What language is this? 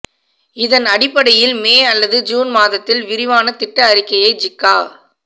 Tamil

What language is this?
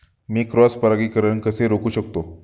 Marathi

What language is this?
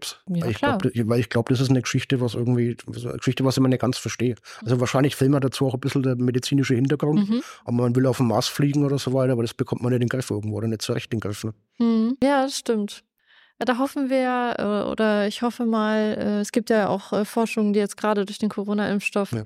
German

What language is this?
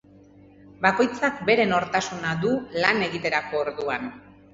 Basque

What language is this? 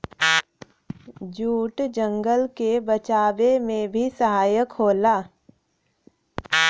Bhojpuri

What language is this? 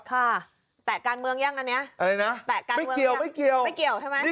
Thai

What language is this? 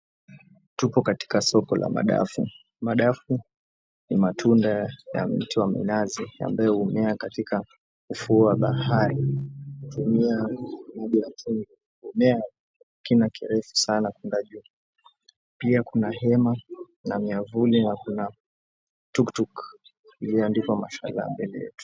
Swahili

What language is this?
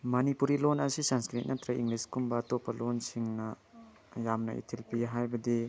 Manipuri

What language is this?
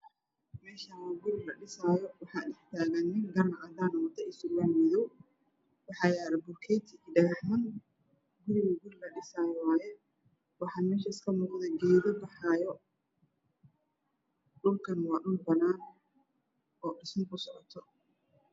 Somali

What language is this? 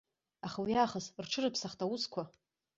Abkhazian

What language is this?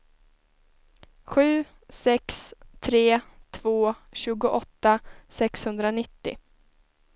Swedish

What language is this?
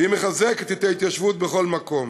Hebrew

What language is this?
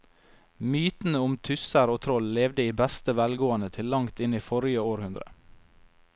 Norwegian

